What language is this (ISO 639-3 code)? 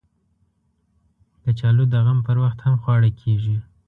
pus